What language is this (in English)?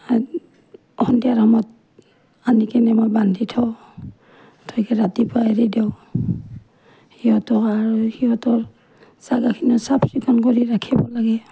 Assamese